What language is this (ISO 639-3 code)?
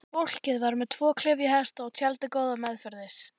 isl